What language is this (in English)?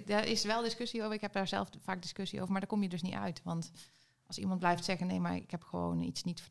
Dutch